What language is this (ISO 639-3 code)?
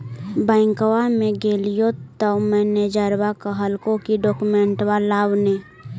mag